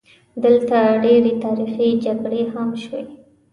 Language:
Pashto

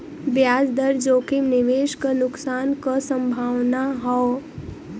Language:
Bhojpuri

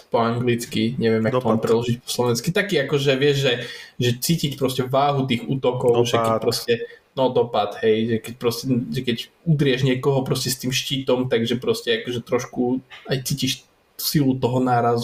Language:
Slovak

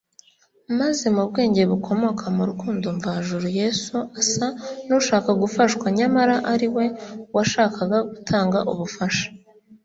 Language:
Kinyarwanda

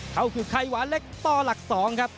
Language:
Thai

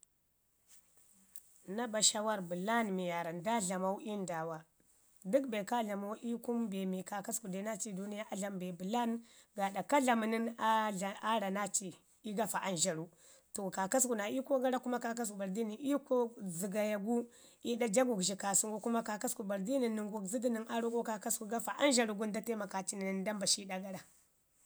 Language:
Ngizim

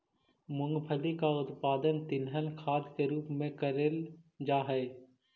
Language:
Magahi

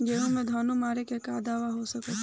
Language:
Bhojpuri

